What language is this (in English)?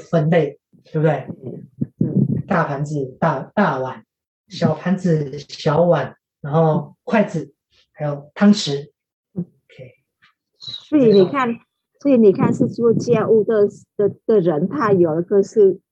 Chinese